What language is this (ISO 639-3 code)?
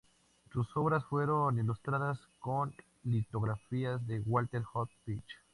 spa